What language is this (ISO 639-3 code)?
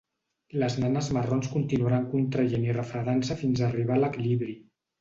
cat